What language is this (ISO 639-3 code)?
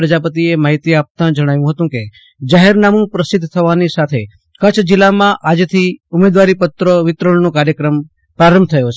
guj